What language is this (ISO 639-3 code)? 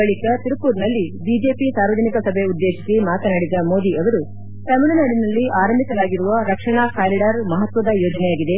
kan